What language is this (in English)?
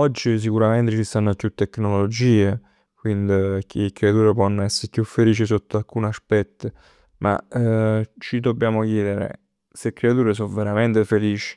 Neapolitan